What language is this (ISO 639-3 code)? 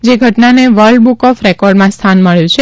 guj